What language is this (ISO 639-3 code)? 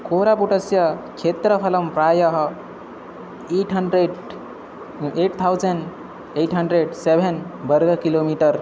san